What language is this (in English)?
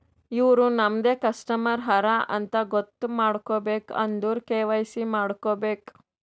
Kannada